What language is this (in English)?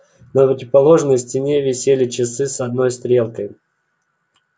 Russian